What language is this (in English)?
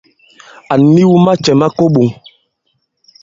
Bankon